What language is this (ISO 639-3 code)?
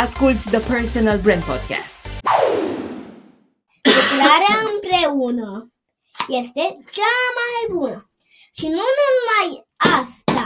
ron